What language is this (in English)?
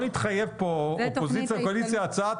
Hebrew